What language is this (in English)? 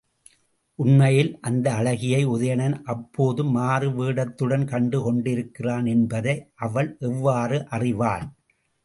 Tamil